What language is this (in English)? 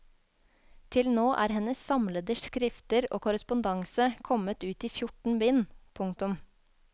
Norwegian